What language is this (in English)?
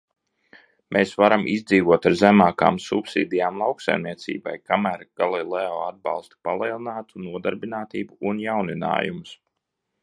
Latvian